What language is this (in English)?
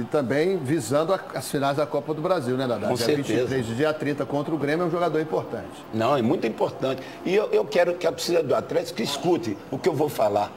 Portuguese